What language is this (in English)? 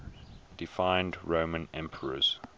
English